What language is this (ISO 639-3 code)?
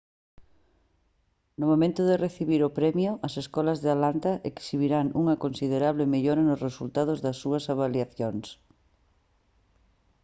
glg